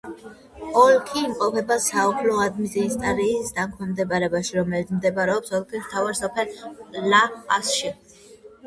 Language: Georgian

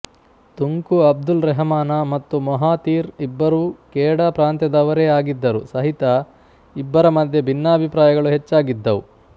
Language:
Kannada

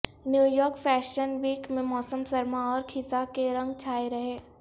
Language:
Urdu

